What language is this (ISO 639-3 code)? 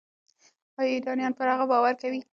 pus